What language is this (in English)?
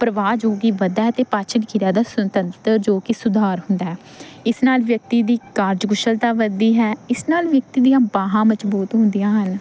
Punjabi